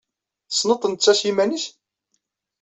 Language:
Kabyle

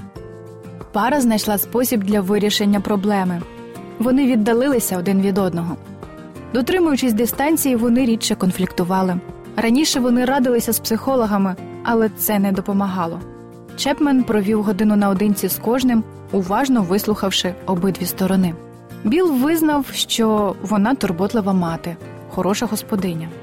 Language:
Ukrainian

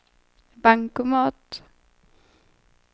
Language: Swedish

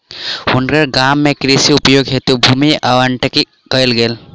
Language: Maithili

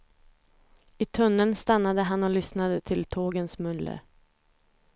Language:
Swedish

